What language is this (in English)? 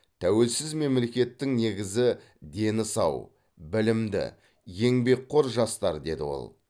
Kazakh